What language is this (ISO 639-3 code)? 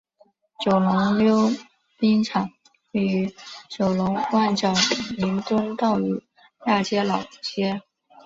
zho